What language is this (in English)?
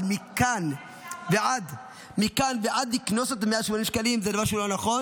Hebrew